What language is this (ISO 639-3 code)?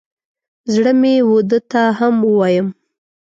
pus